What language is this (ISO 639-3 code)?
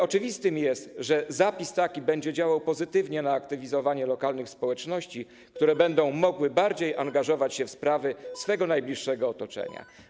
pol